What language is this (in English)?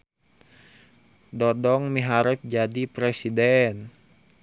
Sundanese